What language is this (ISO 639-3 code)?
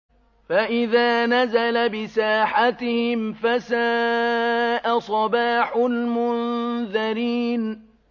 ara